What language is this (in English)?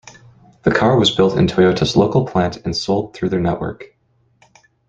English